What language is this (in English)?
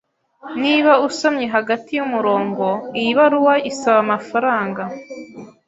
Kinyarwanda